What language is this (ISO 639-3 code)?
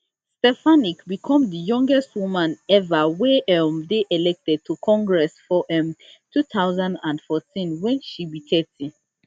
pcm